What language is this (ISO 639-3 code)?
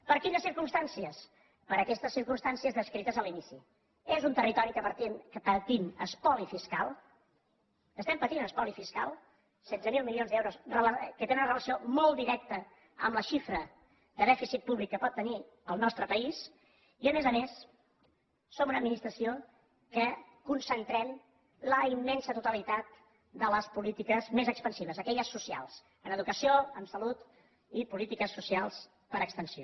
cat